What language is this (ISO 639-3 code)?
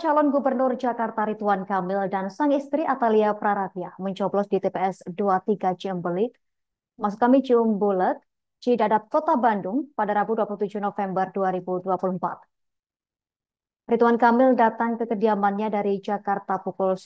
ind